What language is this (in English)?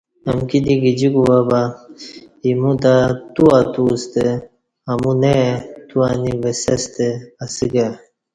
Kati